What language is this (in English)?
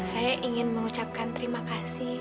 Indonesian